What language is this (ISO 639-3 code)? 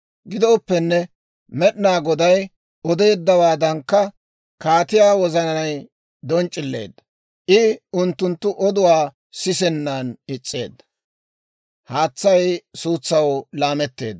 dwr